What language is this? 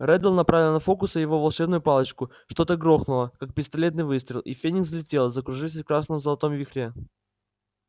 Russian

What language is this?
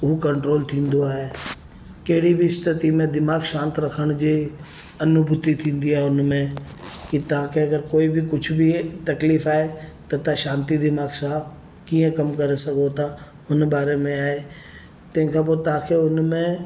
Sindhi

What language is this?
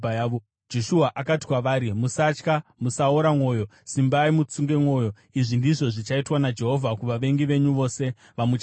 Shona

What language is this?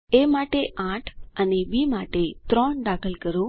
Gujarati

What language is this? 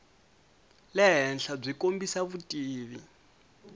Tsonga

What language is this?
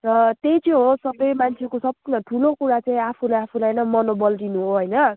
Nepali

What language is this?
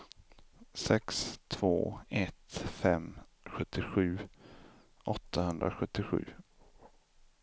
Swedish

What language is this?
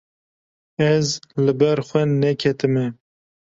Kurdish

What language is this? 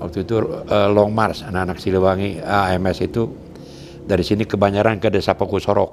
Indonesian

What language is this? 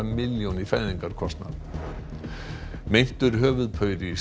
Icelandic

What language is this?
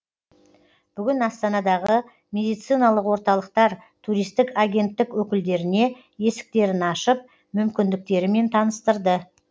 Kazakh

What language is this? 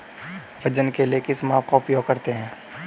Hindi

